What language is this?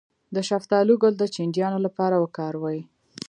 Pashto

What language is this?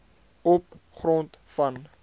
Afrikaans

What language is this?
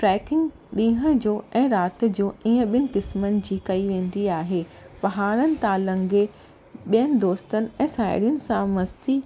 Sindhi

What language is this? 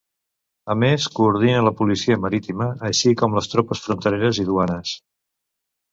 Catalan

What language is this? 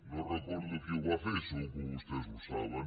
Catalan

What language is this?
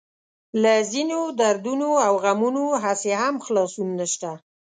Pashto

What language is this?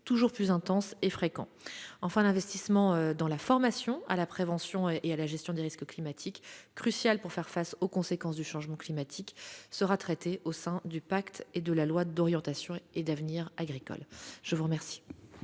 French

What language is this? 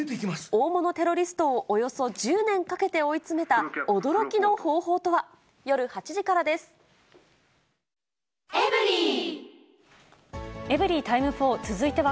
Japanese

